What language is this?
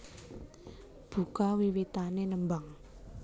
Javanese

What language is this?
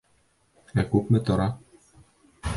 Bashkir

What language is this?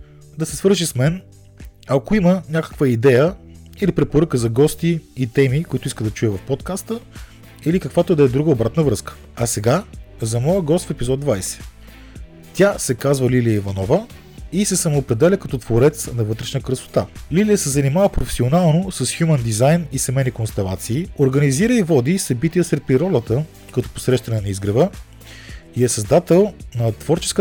Bulgarian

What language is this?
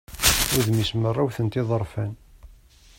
Kabyle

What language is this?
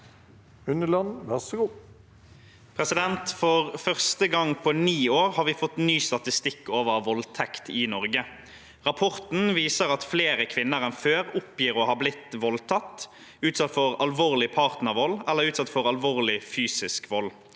Norwegian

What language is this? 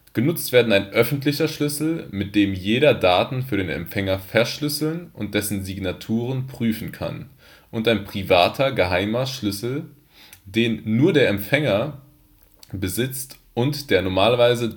German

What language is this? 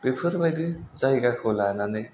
Bodo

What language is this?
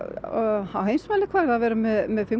Icelandic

